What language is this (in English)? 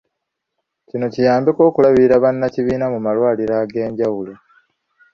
Ganda